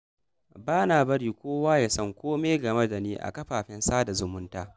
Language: Hausa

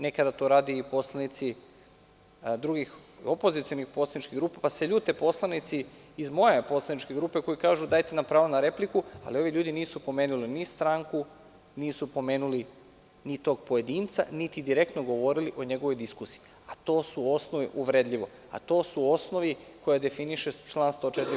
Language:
Serbian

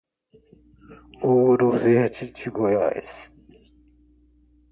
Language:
Portuguese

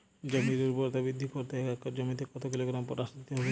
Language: Bangla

